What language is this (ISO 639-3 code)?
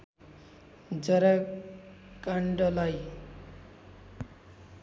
nep